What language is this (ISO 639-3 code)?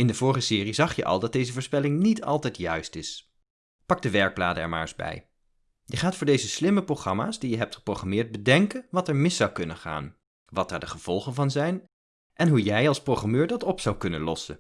nld